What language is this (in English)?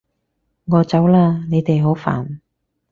Cantonese